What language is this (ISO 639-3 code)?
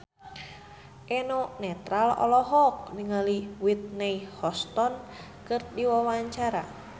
sun